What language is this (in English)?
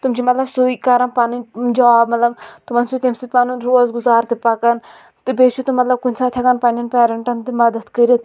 Kashmiri